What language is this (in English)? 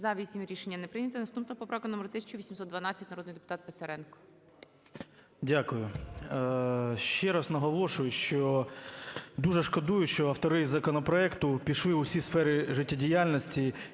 Ukrainian